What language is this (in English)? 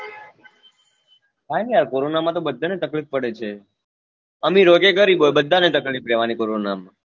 Gujarati